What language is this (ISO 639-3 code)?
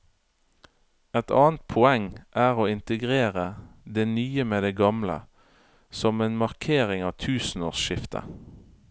nor